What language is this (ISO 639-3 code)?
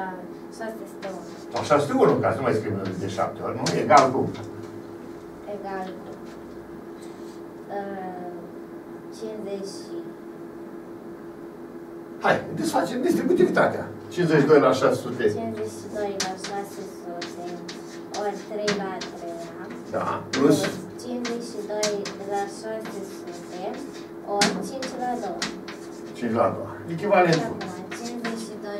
ron